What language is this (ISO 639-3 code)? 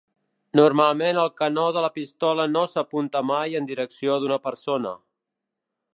cat